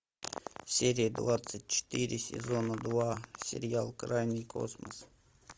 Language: Russian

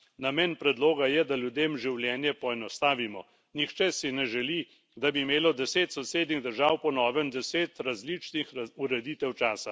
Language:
Slovenian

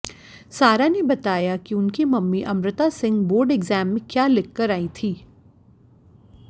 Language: Hindi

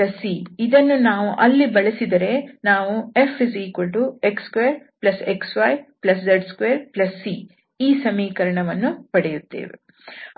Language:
Kannada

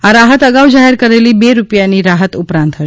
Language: Gujarati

